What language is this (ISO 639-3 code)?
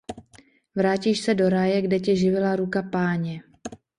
ces